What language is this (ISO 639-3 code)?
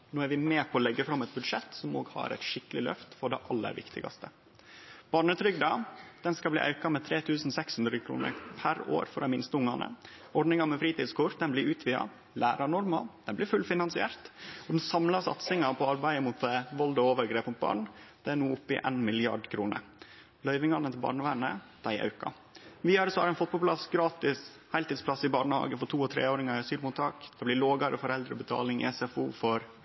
nno